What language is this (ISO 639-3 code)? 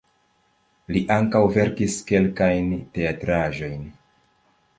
epo